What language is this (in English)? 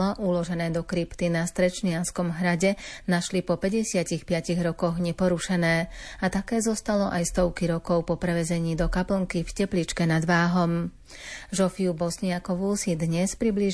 Slovak